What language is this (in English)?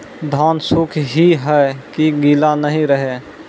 Maithili